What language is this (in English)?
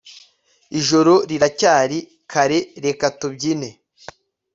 Kinyarwanda